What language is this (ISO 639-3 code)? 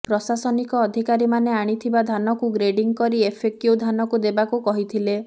ori